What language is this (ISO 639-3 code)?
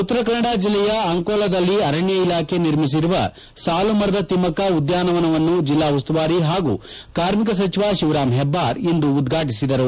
kan